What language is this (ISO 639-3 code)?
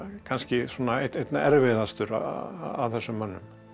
isl